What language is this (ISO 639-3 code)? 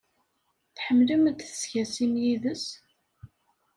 kab